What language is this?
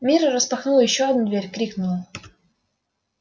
Russian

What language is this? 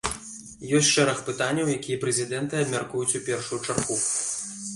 Belarusian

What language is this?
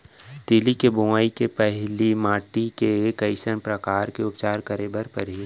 Chhattisgarhi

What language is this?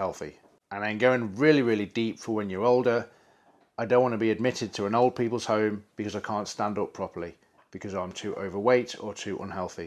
English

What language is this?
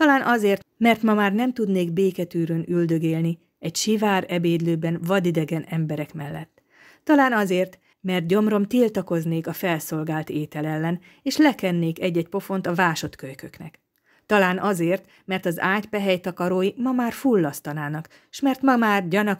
Hungarian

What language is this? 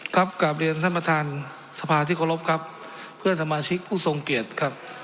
Thai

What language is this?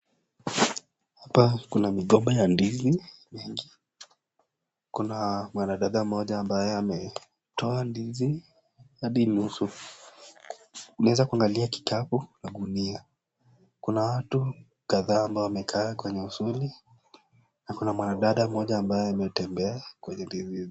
Swahili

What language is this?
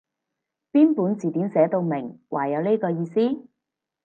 Cantonese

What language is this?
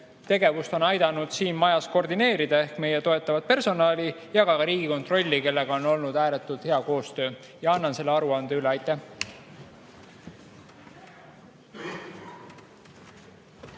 Estonian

